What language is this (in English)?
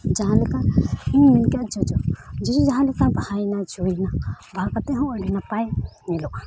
Santali